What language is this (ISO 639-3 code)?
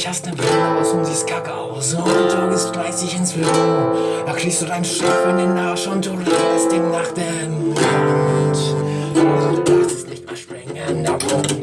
deu